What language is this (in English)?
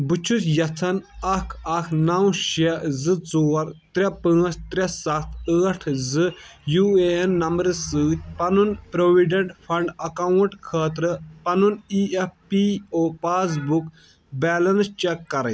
Kashmiri